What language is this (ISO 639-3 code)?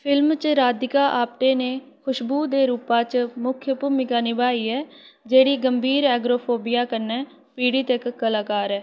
doi